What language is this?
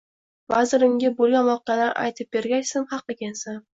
Uzbek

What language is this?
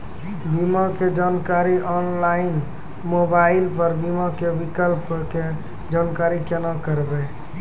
Maithili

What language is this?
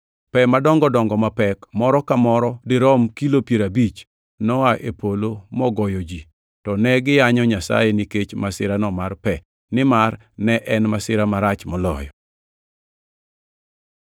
Luo (Kenya and Tanzania)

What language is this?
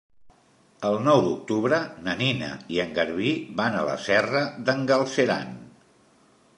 Catalan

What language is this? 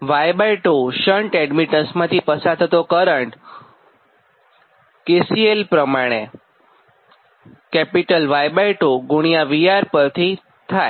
Gujarati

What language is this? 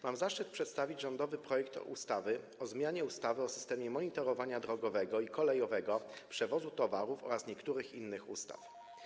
Polish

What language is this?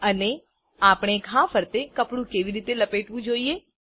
Gujarati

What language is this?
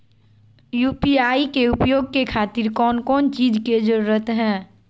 Magahi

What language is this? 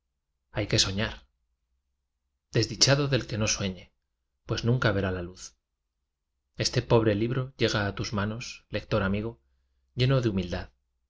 Spanish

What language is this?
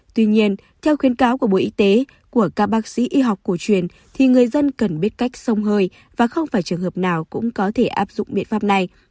Vietnamese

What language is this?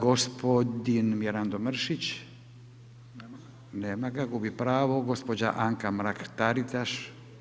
Croatian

